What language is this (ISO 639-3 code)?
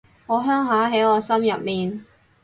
yue